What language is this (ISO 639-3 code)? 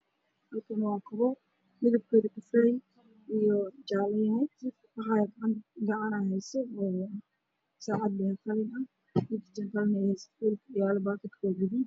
som